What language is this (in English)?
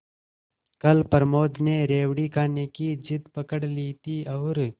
Hindi